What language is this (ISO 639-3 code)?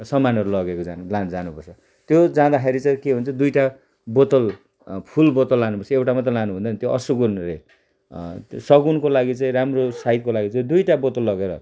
nep